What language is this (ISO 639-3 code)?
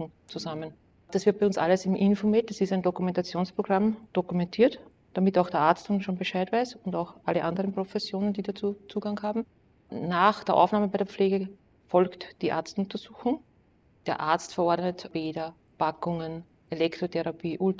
deu